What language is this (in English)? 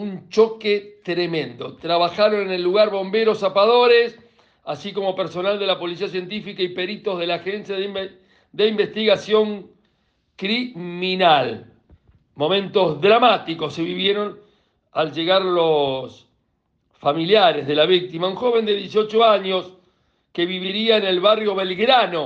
Spanish